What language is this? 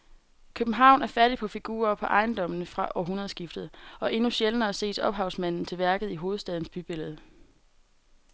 Danish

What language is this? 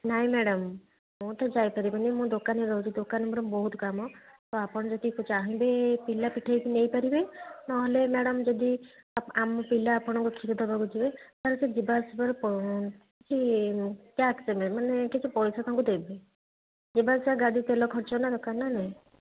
Odia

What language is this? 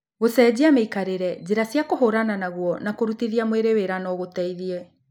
Kikuyu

